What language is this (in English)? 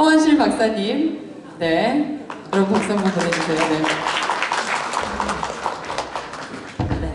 Korean